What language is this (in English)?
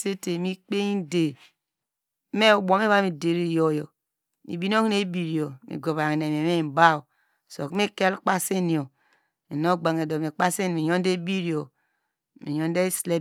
Degema